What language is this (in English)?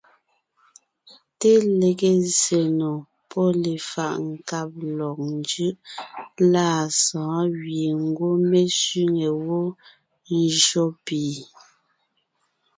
Ngiemboon